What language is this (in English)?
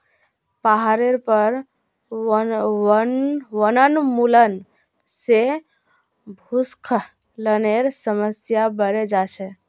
Magahi